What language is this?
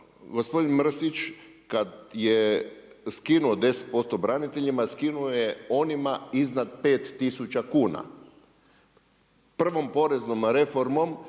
Croatian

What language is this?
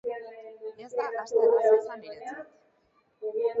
Basque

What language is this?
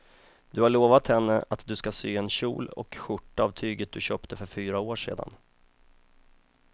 Swedish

